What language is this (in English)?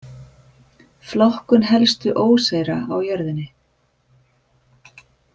Icelandic